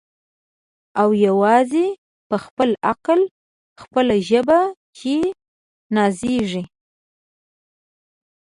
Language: Pashto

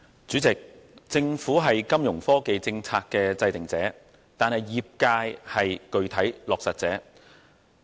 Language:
Cantonese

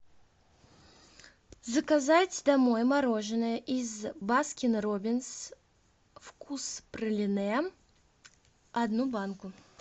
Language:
Russian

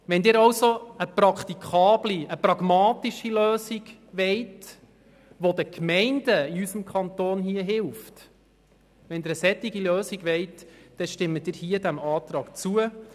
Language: Swiss German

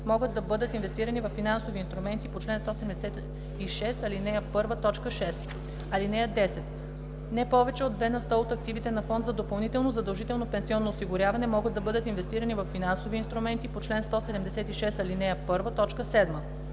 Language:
Bulgarian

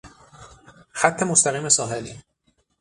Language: Persian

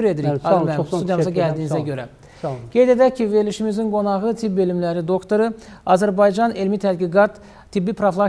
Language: Turkish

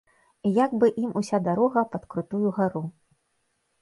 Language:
Belarusian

